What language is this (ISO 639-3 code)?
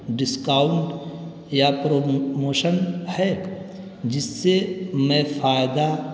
urd